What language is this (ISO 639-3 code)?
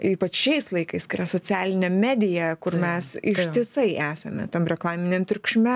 lit